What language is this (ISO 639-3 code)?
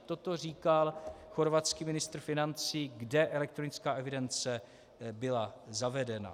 ces